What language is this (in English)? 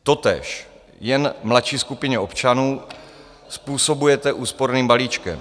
Czech